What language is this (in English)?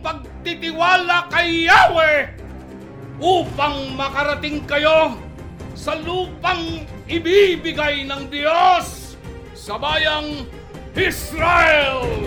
Filipino